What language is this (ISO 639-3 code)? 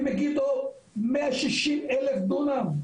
heb